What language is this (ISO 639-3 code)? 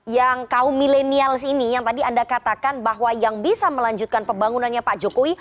ind